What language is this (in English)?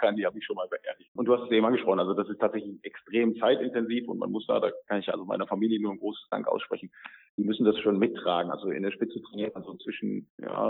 German